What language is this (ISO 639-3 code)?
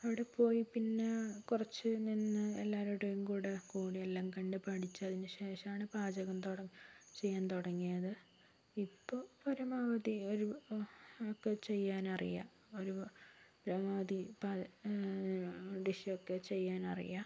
mal